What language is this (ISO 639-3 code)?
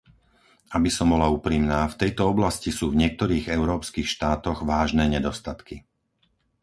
slk